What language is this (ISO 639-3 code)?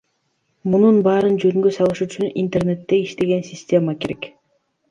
kir